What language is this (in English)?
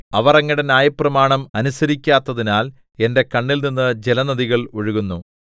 Malayalam